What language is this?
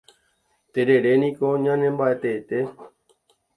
Guarani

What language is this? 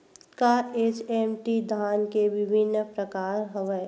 Chhattisgarhi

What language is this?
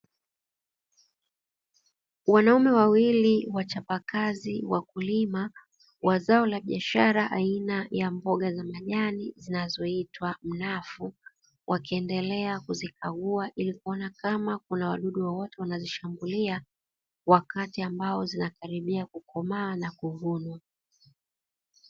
Swahili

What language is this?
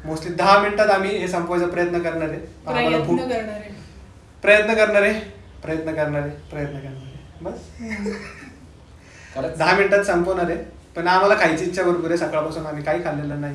Marathi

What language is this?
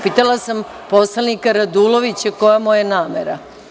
Serbian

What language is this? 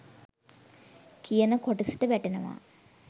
Sinhala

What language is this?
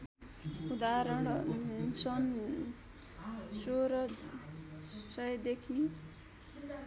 Nepali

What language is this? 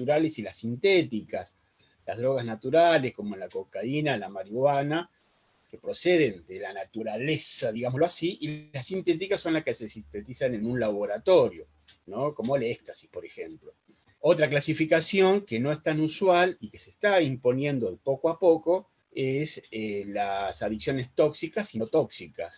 Spanish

